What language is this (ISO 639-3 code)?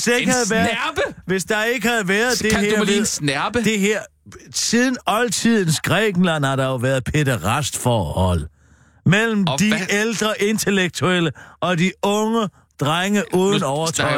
dan